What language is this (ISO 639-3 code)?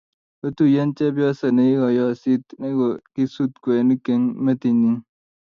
kln